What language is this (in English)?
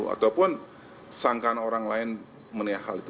Indonesian